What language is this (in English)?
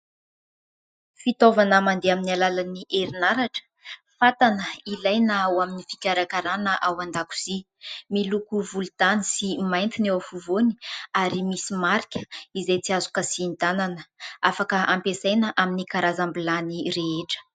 Malagasy